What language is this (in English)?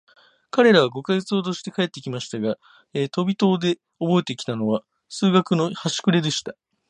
Japanese